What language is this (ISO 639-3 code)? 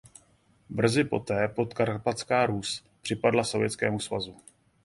ces